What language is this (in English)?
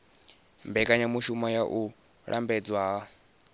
Venda